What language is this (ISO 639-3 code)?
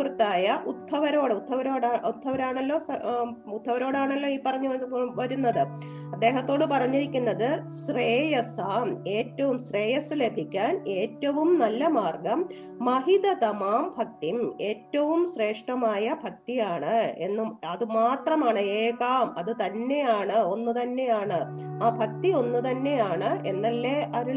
mal